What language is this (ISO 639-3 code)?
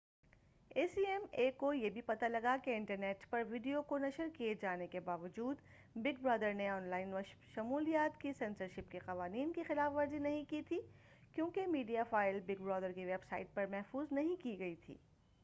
urd